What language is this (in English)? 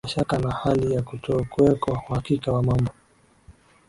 Swahili